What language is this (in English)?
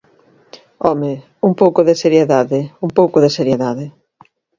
Galician